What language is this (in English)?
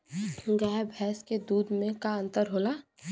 Bhojpuri